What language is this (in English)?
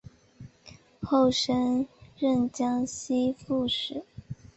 Chinese